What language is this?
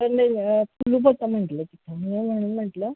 Marathi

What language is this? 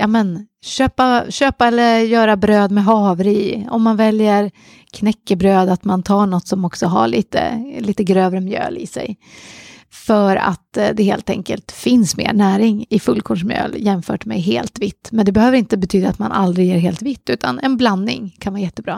Swedish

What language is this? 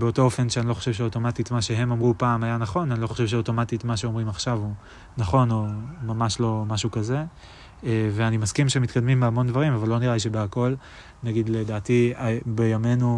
Hebrew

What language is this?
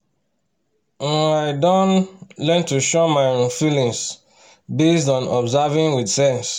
Nigerian Pidgin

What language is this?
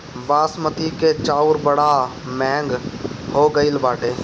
Bhojpuri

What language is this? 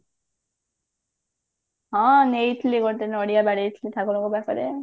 Odia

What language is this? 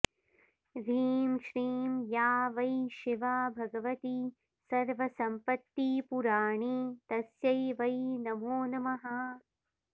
Sanskrit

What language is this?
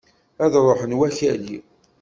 Kabyle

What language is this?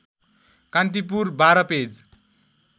Nepali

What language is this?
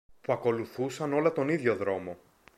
Greek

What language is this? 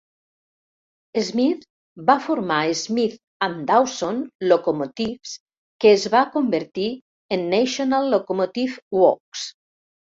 Catalan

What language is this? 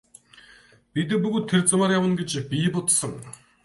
Mongolian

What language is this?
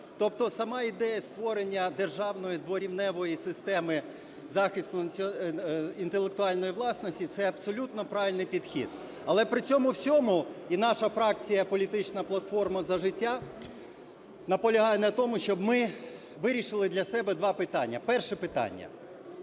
Ukrainian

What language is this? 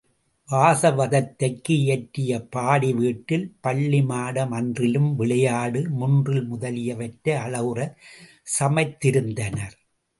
Tamil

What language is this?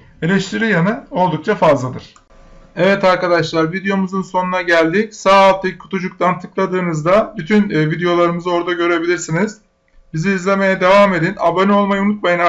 Turkish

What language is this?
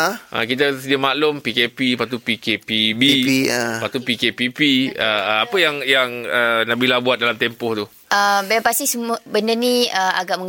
Malay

